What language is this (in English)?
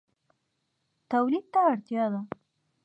Pashto